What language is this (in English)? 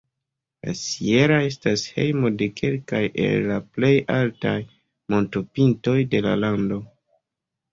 Esperanto